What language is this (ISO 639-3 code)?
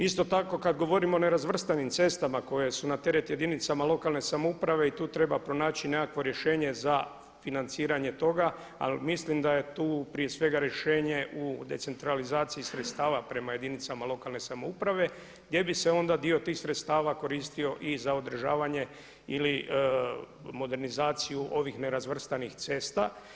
hrv